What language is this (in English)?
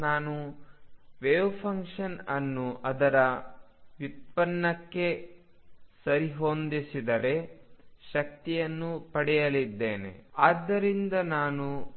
Kannada